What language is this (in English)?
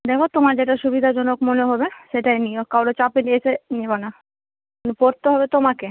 Bangla